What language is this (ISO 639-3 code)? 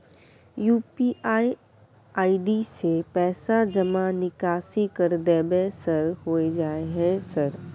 mai